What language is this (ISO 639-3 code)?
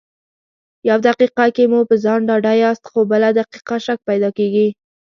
pus